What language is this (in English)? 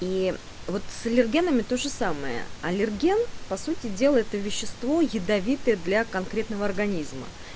Russian